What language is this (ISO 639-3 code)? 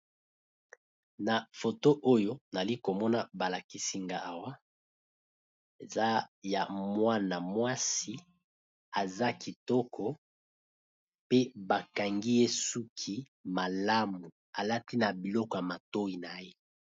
lin